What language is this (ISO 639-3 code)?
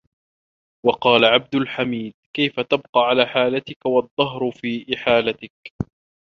ara